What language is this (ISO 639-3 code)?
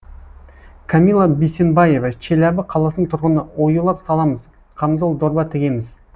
kaz